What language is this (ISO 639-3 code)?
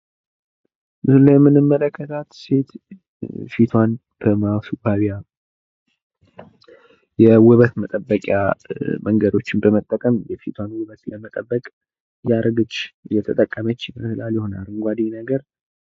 amh